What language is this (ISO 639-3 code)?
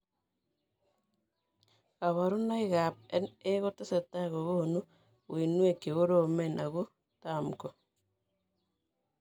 kln